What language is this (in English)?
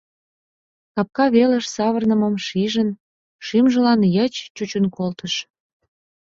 Mari